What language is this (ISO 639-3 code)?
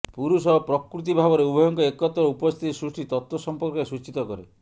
ori